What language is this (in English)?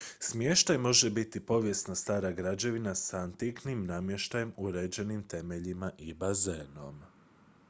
Croatian